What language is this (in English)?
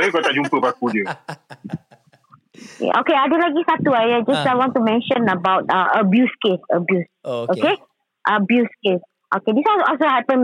Malay